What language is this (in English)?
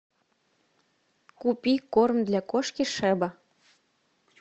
Russian